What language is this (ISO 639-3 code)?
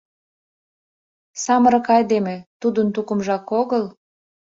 chm